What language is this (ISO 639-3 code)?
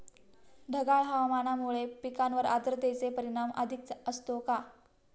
mar